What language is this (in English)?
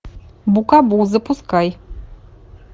Russian